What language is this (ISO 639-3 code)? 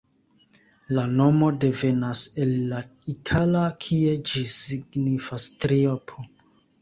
epo